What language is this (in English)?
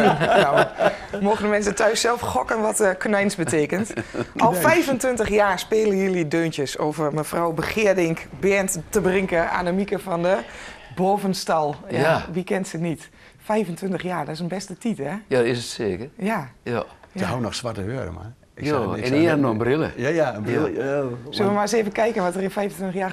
Dutch